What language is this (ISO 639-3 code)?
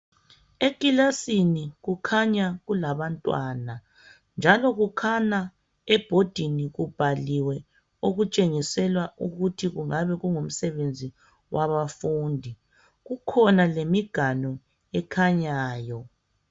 nde